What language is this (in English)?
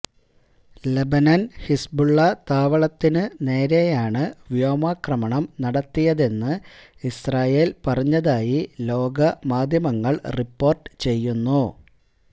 Malayalam